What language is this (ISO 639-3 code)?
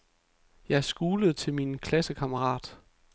dan